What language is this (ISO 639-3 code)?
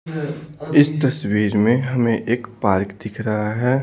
hin